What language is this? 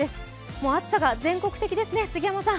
Japanese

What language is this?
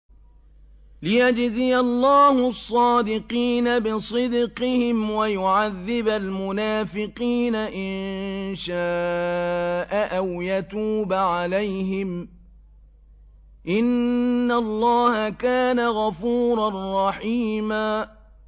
Arabic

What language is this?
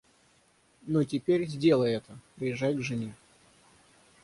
Russian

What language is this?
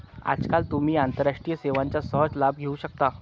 Marathi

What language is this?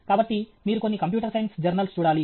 Telugu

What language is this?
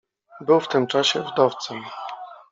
Polish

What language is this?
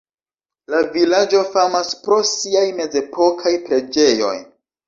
Esperanto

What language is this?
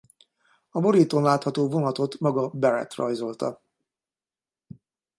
Hungarian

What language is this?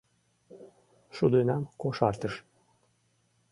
Mari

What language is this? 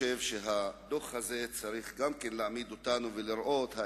Hebrew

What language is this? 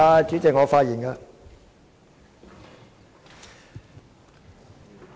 Cantonese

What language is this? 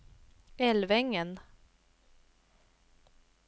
Swedish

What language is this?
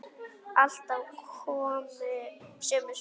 Icelandic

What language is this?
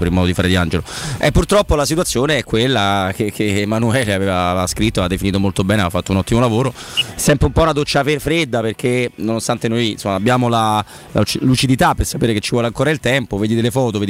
Italian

